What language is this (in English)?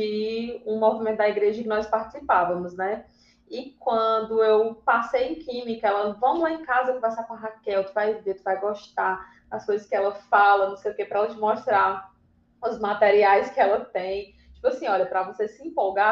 Portuguese